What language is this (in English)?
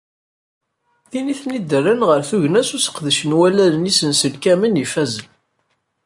Kabyle